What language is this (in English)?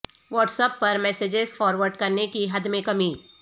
Urdu